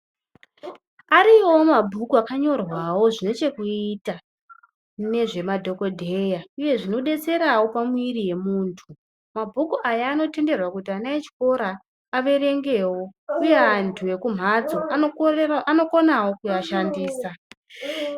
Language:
Ndau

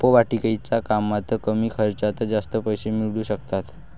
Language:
Marathi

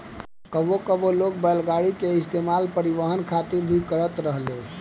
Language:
Bhojpuri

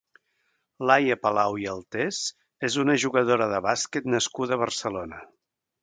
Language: Catalan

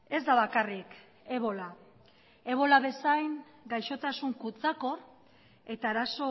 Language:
Basque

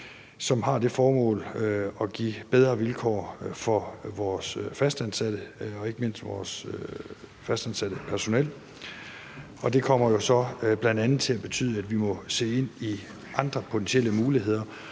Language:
Danish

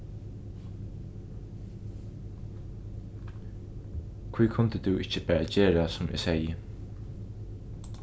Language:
Faroese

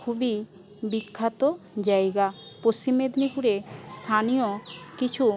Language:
Bangla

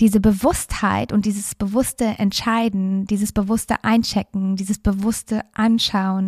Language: German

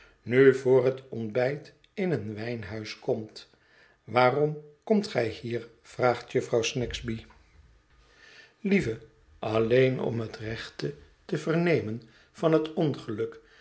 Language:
Dutch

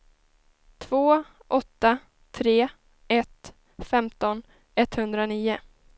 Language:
Swedish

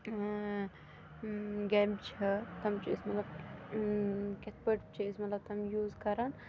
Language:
Kashmiri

